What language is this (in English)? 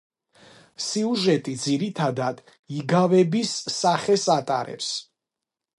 Georgian